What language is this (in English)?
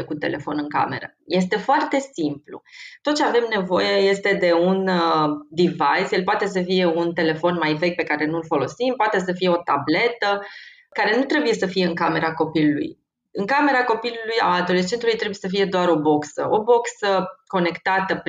Romanian